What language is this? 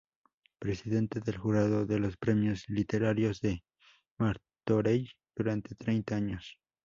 Spanish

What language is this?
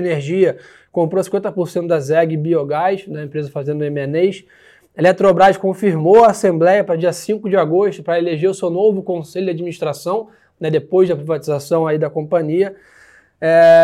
Portuguese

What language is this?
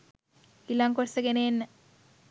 Sinhala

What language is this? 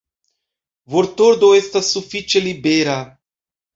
Esperanto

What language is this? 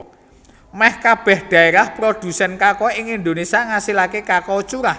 Javanese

